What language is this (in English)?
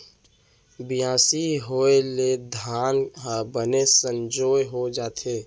Chhattisgarhi